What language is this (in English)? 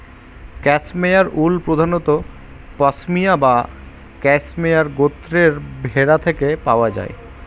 Bangla